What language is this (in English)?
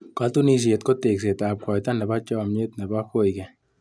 Kalenjin